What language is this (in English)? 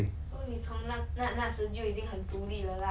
English